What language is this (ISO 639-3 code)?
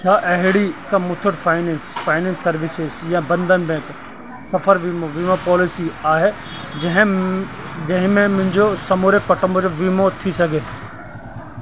snd